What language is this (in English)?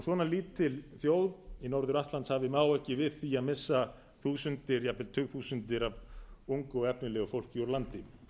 Icelandic